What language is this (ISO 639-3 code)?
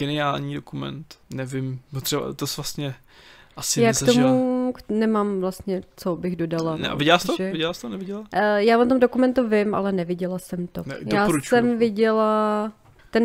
ces